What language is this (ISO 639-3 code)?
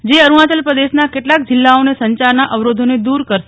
guj